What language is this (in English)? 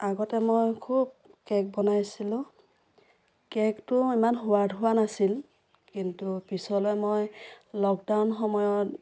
Assamese